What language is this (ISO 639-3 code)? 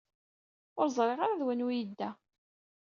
kab